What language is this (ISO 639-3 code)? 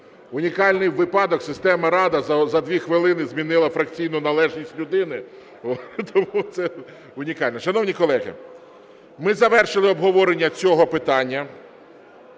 ukr